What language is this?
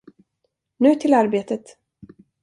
Swedish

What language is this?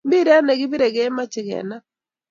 Kalenjin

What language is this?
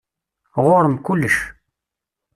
Kabyle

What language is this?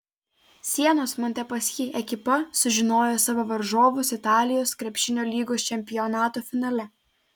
Lithuanian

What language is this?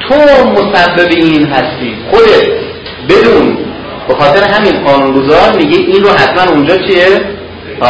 Persian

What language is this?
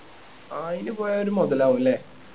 Malayalam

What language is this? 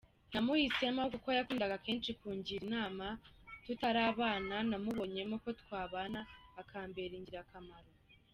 Kinyarwanda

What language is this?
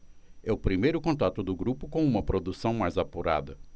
Portuguese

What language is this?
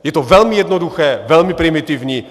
Czech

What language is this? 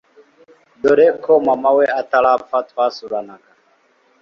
Kinyarwanda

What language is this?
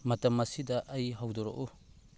Manipuri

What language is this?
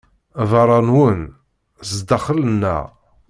Kabyle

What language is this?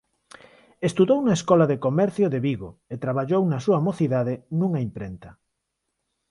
Galician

